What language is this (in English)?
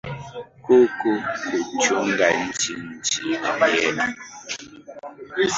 Swahili